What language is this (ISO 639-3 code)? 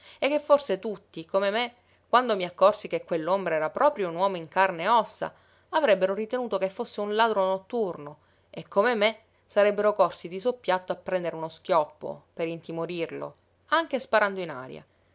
ita